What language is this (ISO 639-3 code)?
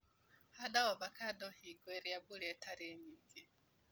kik